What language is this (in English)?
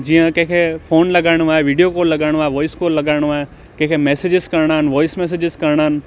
Sindhi